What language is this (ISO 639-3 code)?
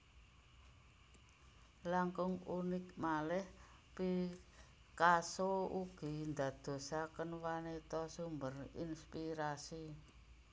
jav